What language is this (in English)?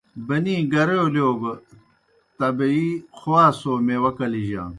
Kohistani Shina